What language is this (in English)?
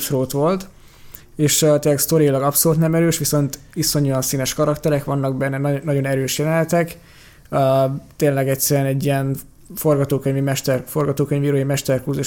Hungarian